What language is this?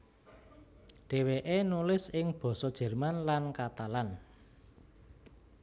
Javanese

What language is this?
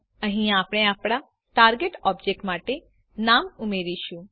Gujarati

